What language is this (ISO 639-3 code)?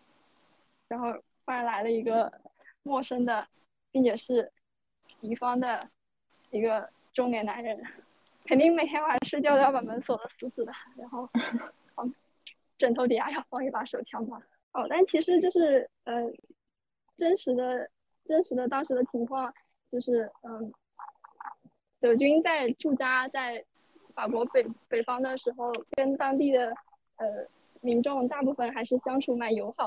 zho